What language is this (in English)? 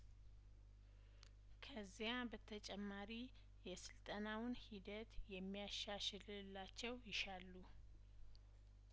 Amharic